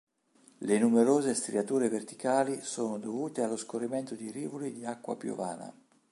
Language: Italian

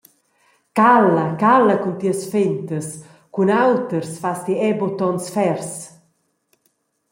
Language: Romansh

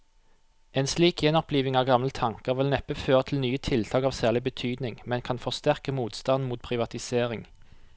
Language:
Norwegian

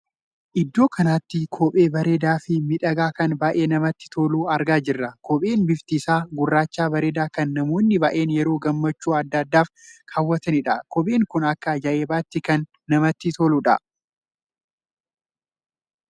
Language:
Oromo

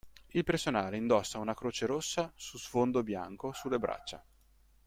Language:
Italian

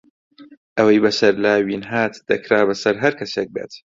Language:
Central Kurdish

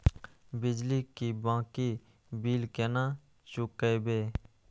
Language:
Maithili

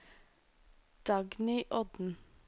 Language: Norwegian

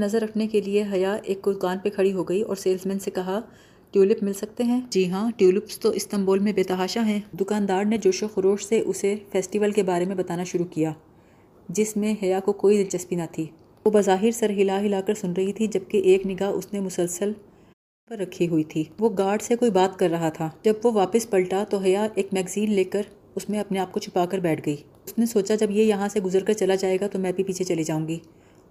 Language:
Urdu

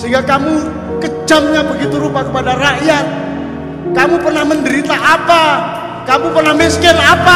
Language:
Indonesian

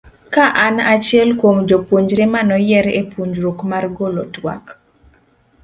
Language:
Luo (Kenya and Tanzania)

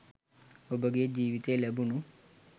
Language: Sinhala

